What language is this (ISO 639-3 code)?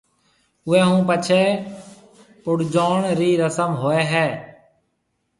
mve